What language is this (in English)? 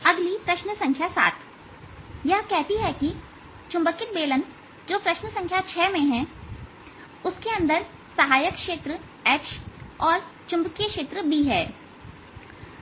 Hindi